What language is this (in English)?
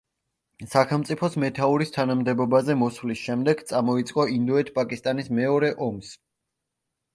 Georgian